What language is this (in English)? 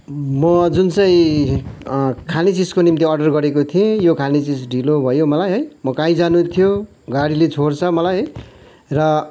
Nepali